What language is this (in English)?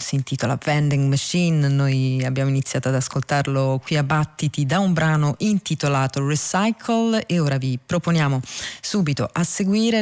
Italian